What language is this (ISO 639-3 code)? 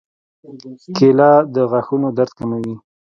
pus